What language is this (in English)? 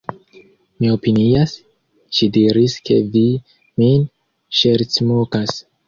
Esperanto